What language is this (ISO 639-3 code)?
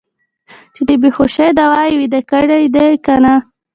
pus